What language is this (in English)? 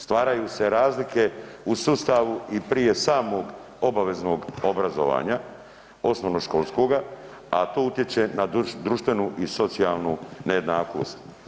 Croatian